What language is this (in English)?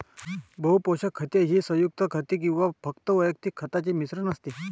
Marathi